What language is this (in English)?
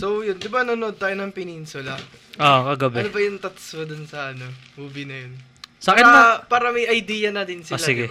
Filipino